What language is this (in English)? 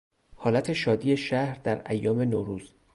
Persian